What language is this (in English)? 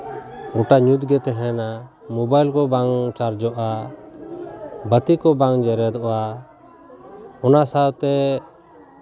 Santali